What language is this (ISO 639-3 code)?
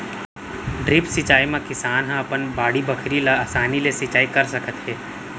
hne